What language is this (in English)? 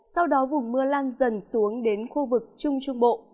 Vietnamese